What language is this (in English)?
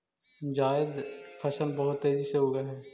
Magahi